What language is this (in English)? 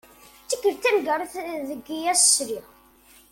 Kabyle